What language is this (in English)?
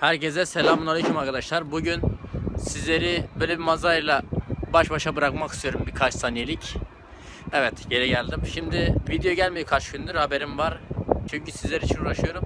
Turkish